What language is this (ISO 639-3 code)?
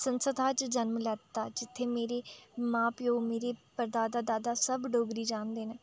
doi